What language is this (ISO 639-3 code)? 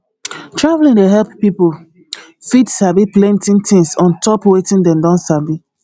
pcm